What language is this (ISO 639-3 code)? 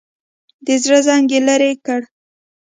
pus